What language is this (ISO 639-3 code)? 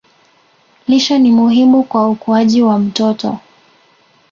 swa